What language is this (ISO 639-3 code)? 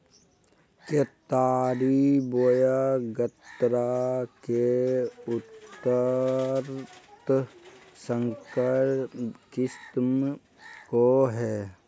mag